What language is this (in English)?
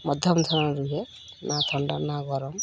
Odia